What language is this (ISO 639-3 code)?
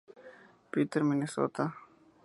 spa